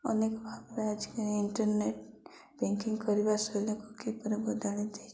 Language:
Odia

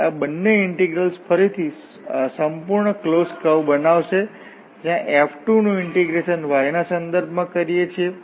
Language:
Gujarati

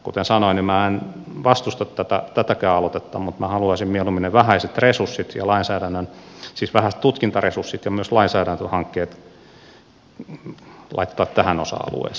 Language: Finnish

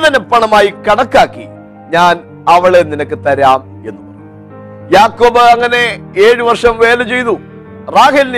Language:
Malayalam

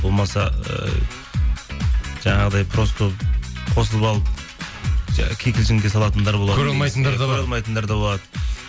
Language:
Kazakh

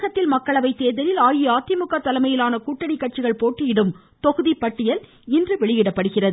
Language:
Tamil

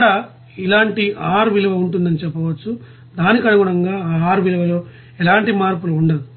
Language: Telugu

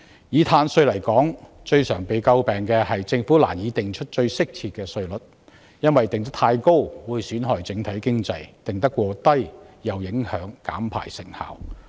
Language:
Cantonese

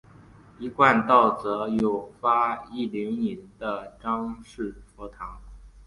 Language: Chinese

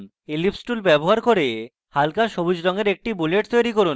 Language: Bangla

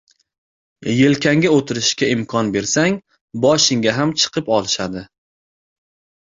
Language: Uzbek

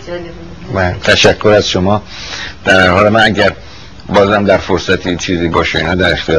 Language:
Persian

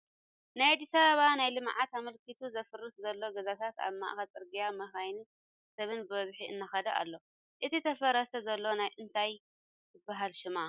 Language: Tigrinya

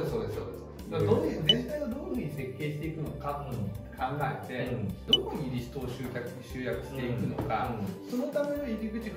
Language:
Japanese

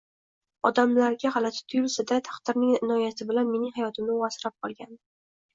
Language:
Uzbek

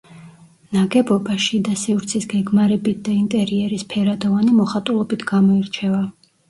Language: Georgian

